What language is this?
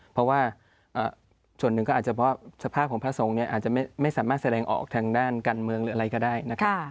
Thai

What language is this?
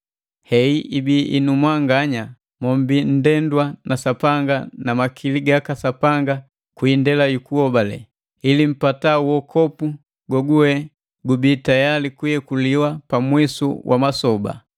Matengo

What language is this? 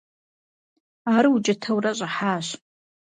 Kabardian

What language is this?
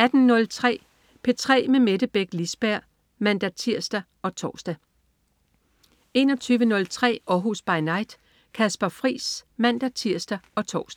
Danish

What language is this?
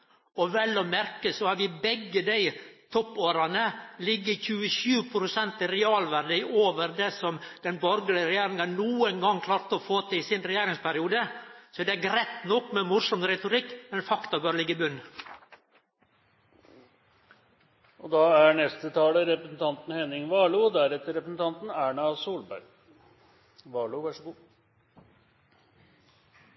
Norwegian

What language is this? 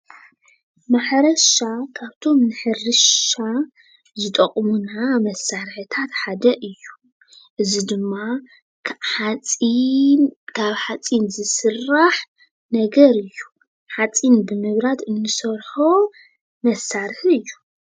Tigrinya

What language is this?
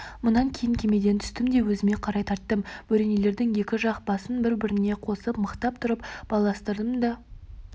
Kazakh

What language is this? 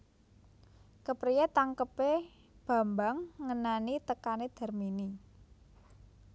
Javanese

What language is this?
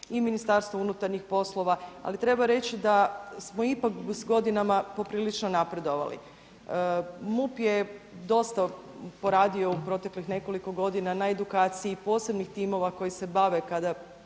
Croatian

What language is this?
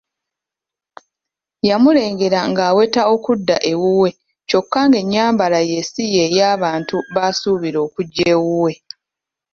Ganda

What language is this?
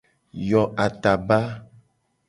Gen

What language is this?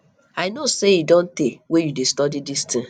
Nigerian Pidgin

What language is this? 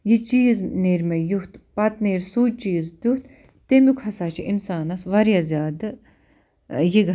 Kashmiri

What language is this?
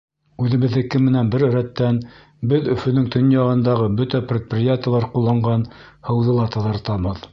Bashkir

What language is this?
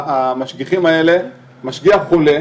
Hebrew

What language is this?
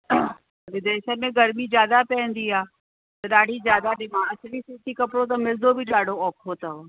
Sindhi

